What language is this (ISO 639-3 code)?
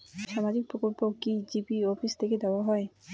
ben